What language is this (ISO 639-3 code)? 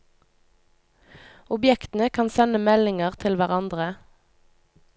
nor